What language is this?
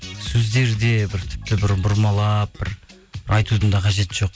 Kazakh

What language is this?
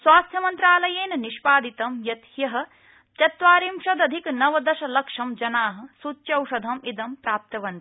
Sanskrit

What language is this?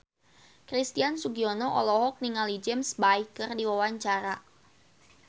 Sundanese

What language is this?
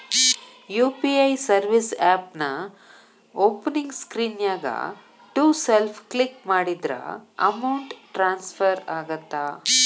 Kannada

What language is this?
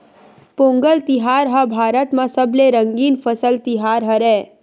Chhattisgarhi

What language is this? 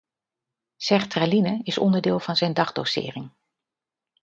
Dutch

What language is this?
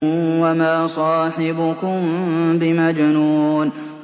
Arabic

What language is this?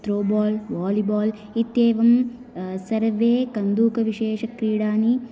Sanskrit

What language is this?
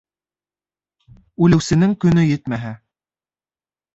Bashkir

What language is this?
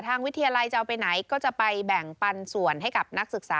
Thai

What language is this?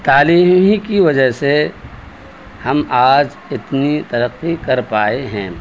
Urdu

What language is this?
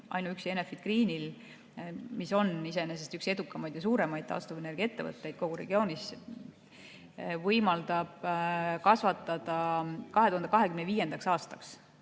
Estonian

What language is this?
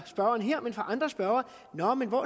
Danish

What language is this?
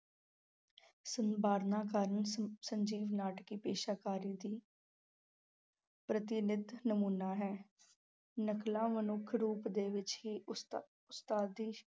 Punjabi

